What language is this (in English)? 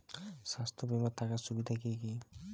Bangla